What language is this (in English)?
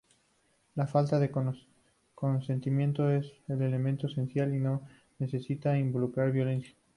Spanish